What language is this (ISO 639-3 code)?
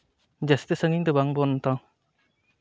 sat